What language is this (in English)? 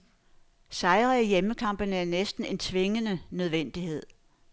Danish